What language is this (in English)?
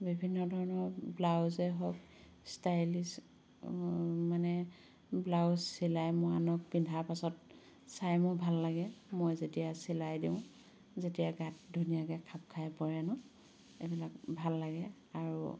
Assamese